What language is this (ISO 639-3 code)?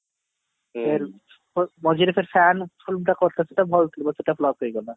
ori